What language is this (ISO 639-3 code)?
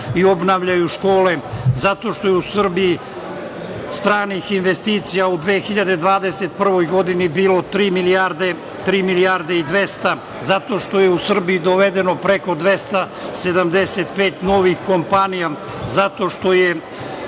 srp